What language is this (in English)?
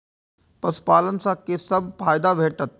Maithili